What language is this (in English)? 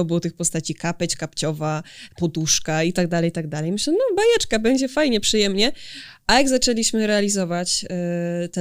Polish